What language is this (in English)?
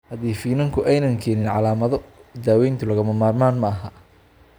Somali